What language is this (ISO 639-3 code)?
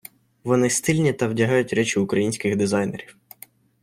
ukr